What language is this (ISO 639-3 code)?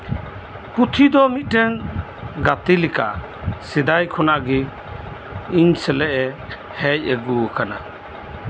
sat